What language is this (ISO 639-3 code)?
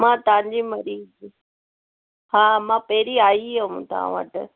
snd